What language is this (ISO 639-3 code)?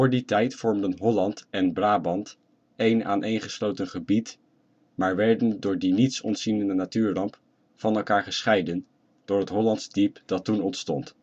nld